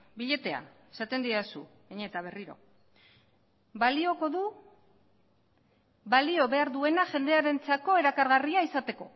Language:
Basque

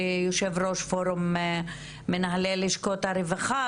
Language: Hebrew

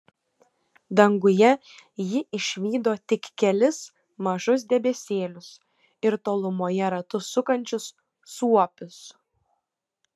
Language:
Lithuanian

